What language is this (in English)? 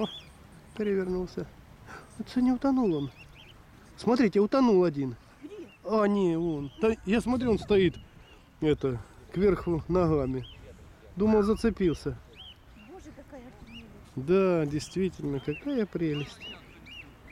Russian